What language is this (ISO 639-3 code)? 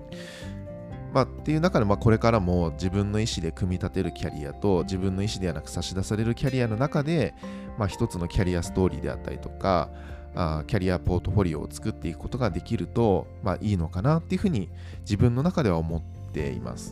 jpn